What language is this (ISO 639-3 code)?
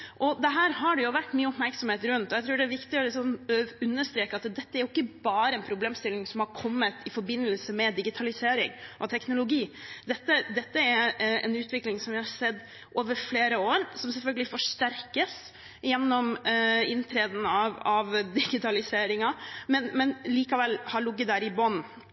nob